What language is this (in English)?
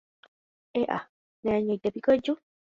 Guarani